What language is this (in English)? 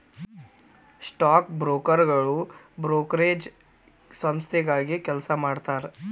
Kannada